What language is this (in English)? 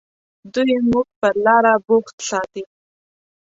Pashto